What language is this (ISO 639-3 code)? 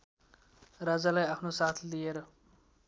nep